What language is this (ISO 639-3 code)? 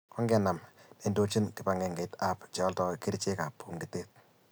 kln